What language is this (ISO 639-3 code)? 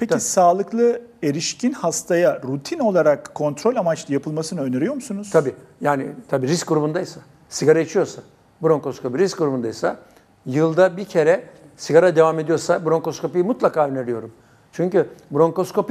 tur